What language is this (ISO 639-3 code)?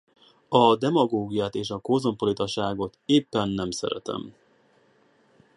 hun